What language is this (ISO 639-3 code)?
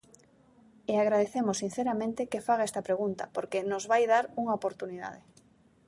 glg